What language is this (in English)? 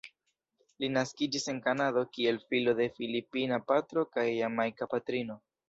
Esperanto